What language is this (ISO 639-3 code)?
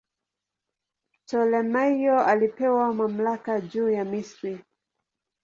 swa